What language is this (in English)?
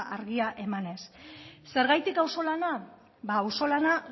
Basque